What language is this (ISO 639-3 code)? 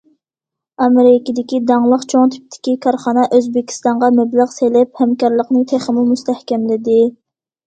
uig